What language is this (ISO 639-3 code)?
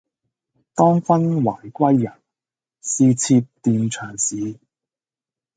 yue